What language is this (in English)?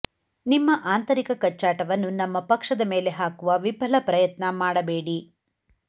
Kannada